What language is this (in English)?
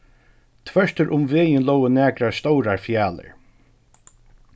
Faroese